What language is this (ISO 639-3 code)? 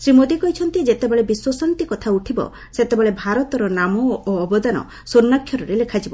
ori